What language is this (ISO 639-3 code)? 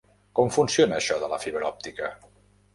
cat